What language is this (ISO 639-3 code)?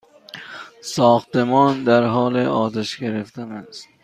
fas